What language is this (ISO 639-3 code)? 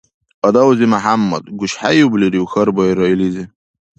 dar